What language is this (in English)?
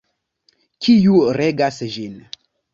Esperanto